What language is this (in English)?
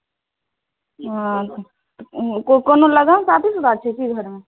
Maithili